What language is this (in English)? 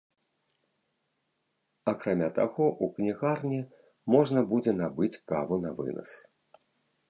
Belarusian